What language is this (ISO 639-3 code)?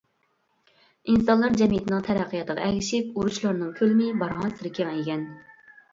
uig